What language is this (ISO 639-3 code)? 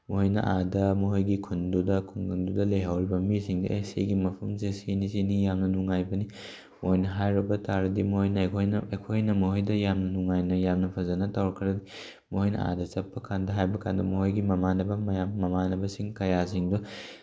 mni